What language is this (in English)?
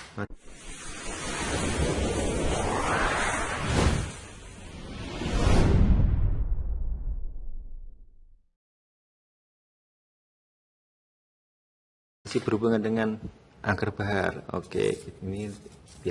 Indonesian